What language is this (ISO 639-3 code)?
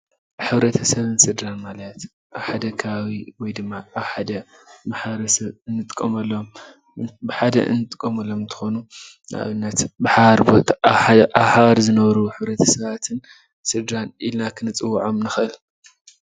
tir